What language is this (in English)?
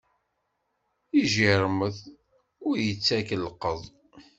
Kabyle